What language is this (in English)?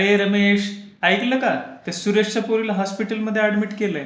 Marathi